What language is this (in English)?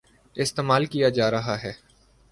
Urdu